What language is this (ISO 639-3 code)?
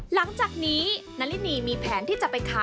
tha